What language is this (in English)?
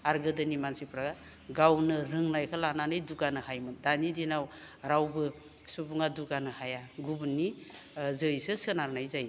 Bodo